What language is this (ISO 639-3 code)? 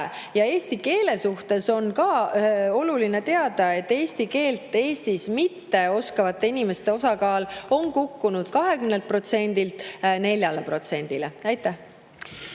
est